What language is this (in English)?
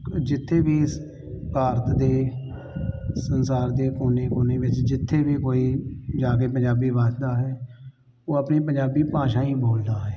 Punjabi